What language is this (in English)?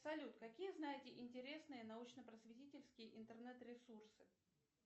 Russian